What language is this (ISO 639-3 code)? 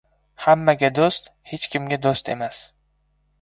uzb